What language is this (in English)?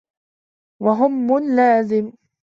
Arabic